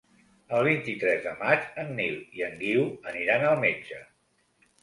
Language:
Catalan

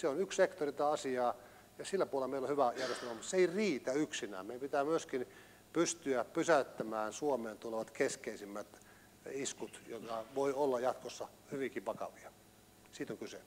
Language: Finnish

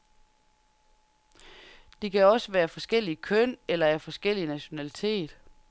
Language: Danish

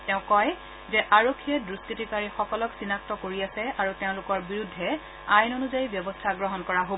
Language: Assamese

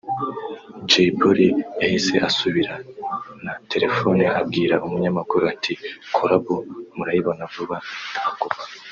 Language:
Kinyarwanda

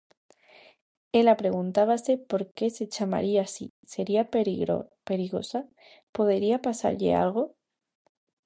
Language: Galician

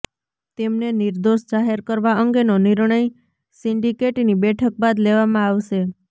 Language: Gujarati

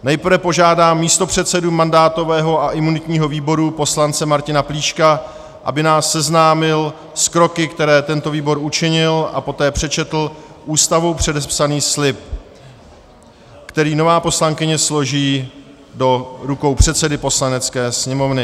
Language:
Czech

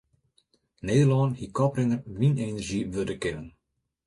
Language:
Western Frisian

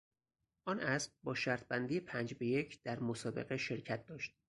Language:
Persian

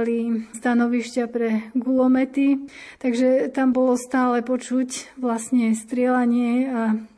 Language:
Slovak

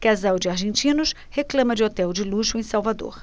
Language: Portuguese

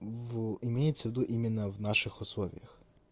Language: Russian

